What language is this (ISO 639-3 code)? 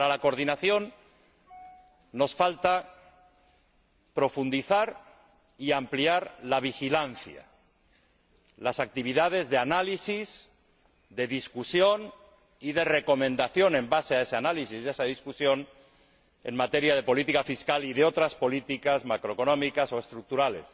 spa